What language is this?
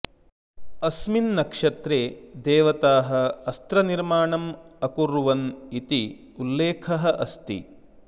Sanskrit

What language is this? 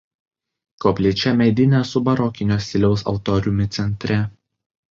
Lithuanian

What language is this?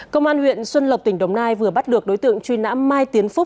Vietnamese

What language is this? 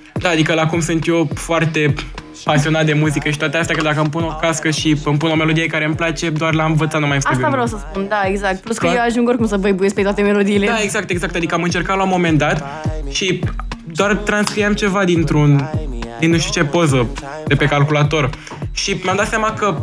Romanian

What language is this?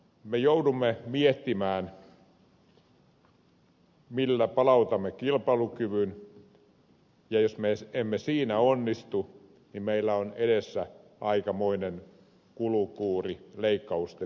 Finnish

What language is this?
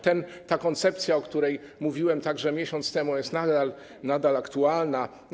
Polish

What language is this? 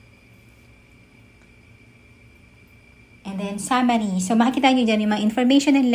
Filipino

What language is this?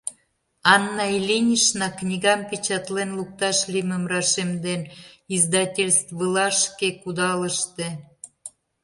Mari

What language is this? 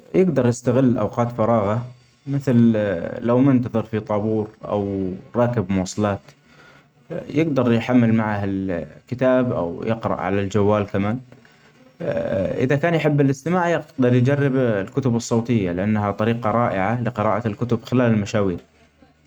Omani Arabic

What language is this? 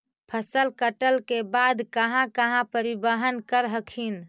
Magahi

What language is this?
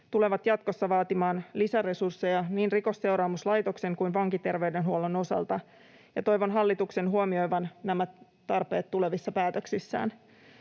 Finnish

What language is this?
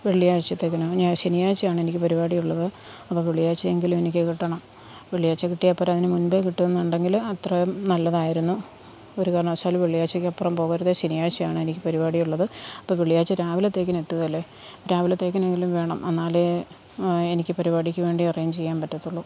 Malayalam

